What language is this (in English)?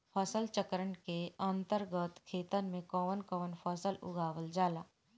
Bhojpuri